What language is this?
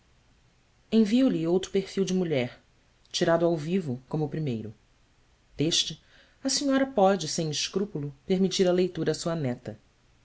Portuguese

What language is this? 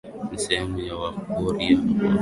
Swahili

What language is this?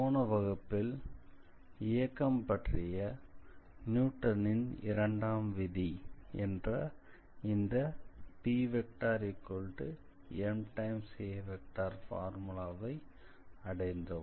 Tamil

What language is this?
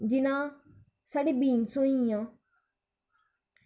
Dogri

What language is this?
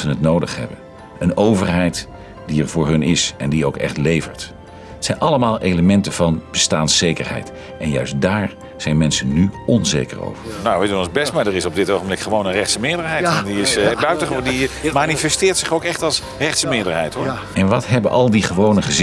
Dutch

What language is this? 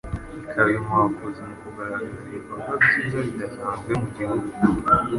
Kinyarwanda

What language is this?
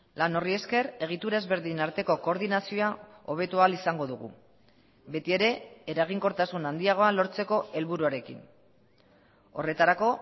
Basque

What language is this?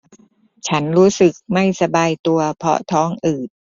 Thai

